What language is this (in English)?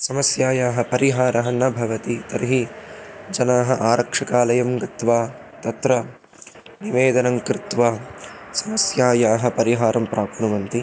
Sanskrit